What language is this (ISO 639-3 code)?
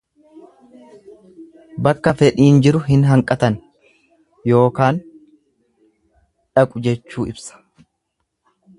orm